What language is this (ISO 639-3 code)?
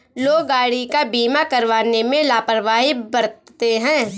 hin